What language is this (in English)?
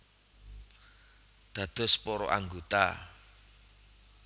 Javanese